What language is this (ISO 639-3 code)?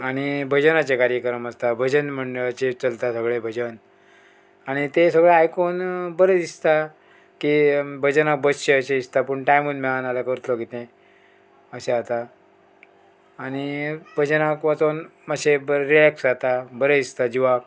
kok